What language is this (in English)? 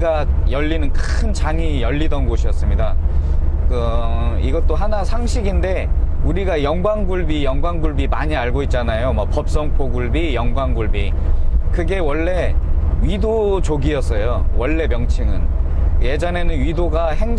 Korean